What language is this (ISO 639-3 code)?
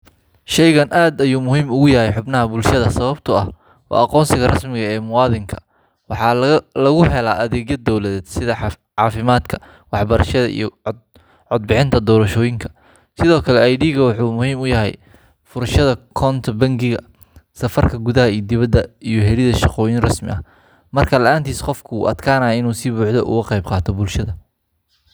som